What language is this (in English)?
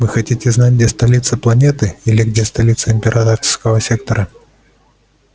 Russian